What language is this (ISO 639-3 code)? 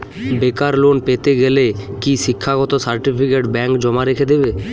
ben